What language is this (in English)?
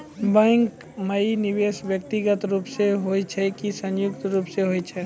Maithili